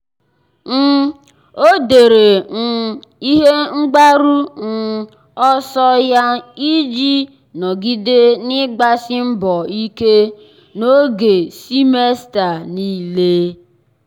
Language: Igbo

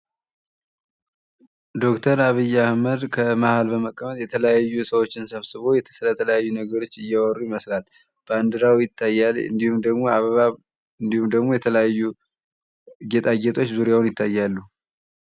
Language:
Amharic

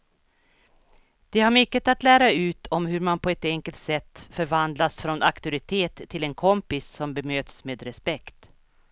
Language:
Swedish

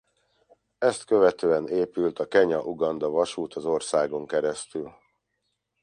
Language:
Hungarian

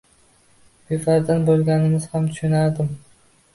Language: Uzbek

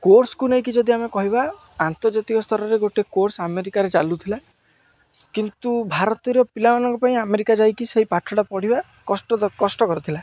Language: Odia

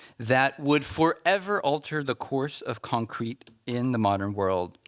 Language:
English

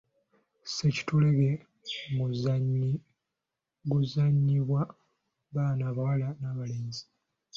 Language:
Ganda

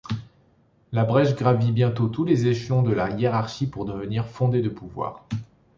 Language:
French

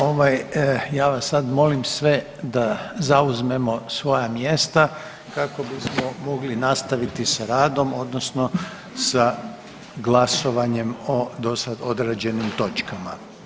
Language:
Croatian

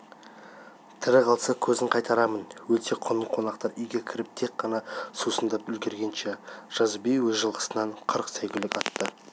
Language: Kazakh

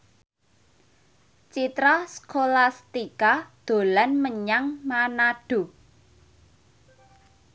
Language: Javanese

